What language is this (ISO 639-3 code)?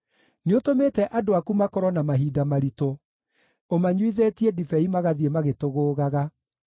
kik